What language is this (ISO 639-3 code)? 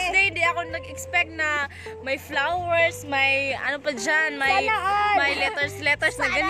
fil